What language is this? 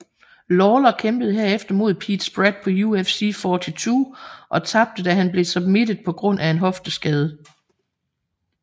Danish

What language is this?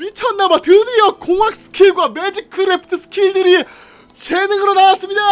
Korean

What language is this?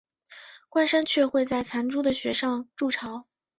Chinese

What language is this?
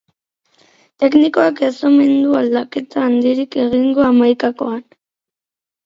Basque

